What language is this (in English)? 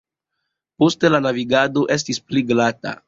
Esperanto